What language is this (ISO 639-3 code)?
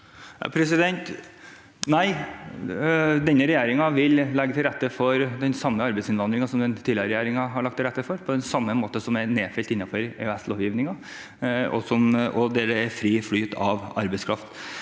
nor